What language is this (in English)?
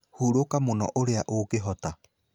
Kikuyu